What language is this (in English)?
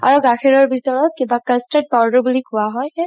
Assamese